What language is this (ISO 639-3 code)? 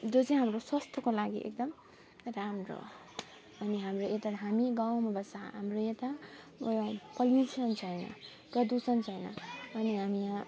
nep